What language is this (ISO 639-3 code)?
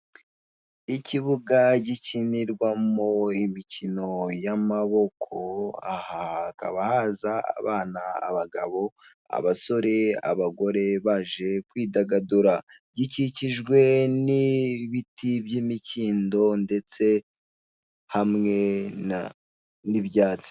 kin